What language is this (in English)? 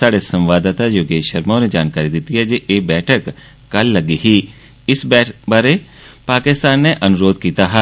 Dogri